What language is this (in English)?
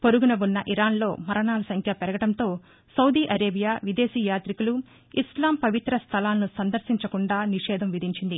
Telugu